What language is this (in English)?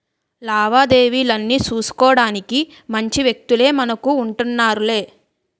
Telugu